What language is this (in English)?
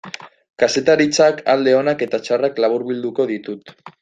Basque